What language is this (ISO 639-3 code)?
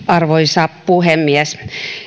fin